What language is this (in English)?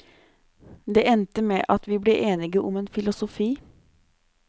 Norwegian